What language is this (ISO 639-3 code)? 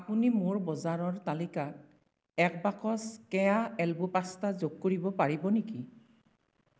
asm